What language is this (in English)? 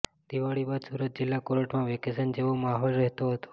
Gujarati